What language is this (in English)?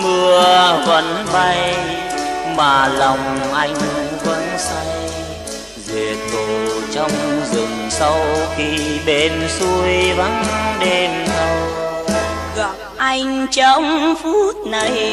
Vietnamese